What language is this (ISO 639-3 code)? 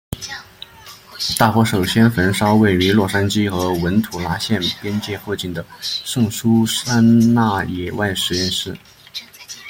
zho